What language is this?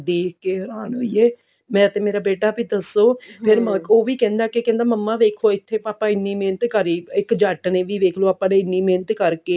Punjabi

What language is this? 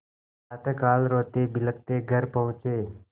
Hindi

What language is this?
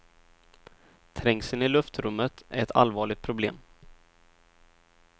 Swedish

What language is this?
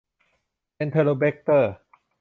Thai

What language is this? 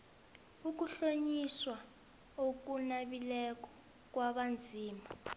South Ndebele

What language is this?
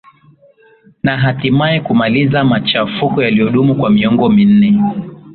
Swahili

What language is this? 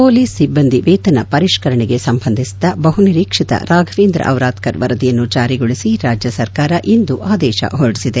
Kannada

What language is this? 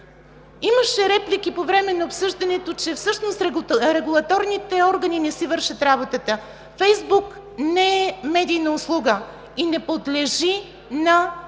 Bulgarian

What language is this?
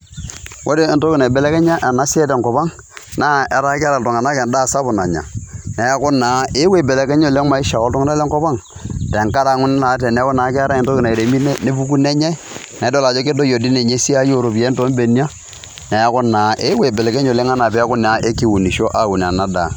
Masai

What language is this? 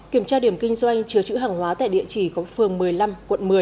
Vietnamese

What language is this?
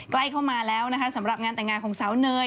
Thai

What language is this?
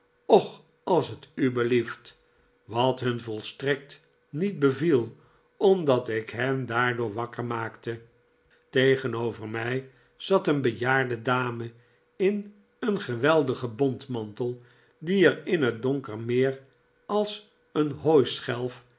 Dutch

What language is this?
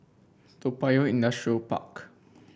English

